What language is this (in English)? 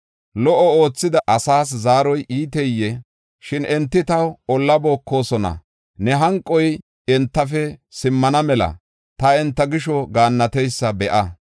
Gofa